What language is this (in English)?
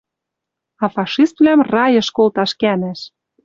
Western Mari